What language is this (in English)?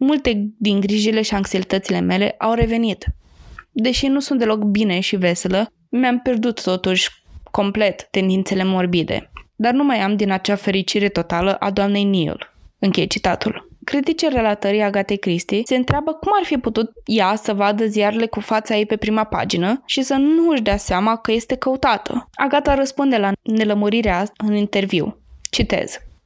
Romanian